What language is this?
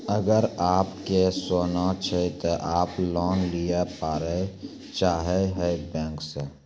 Maithili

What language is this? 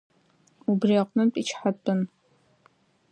Abkhazian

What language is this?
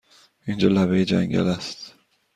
Persian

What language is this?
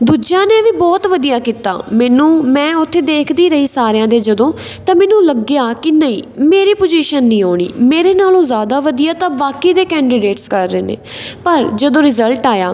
Punjabi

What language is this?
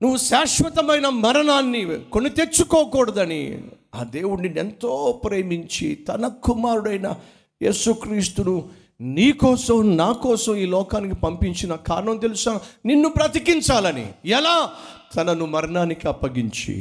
Telugu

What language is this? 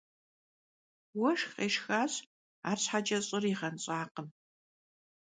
Kabardian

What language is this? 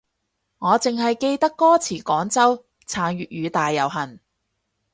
Cantonese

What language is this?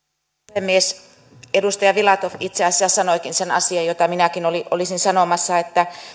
Finnish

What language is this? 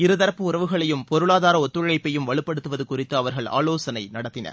Tamil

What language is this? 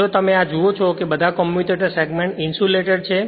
Gujarati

